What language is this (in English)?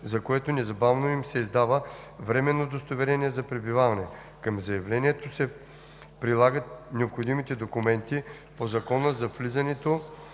Bulgarian